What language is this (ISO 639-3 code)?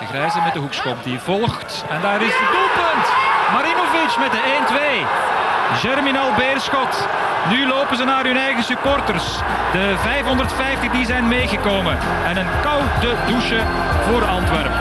nld